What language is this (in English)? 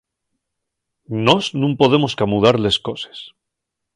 Asturian